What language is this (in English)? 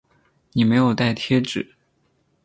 Chinese